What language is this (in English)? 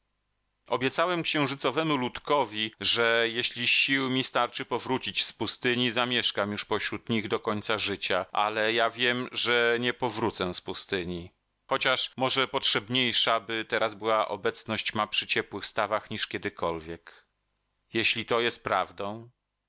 Polish